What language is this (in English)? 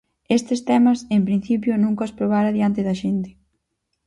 Galician